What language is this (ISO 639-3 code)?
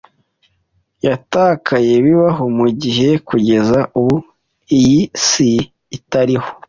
kin